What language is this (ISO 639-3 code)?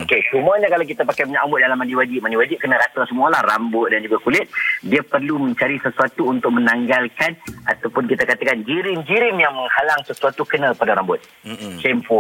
msa